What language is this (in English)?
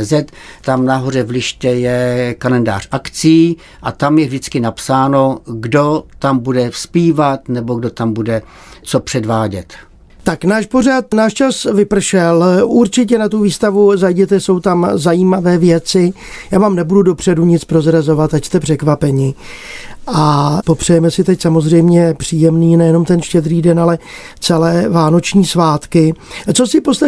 Czech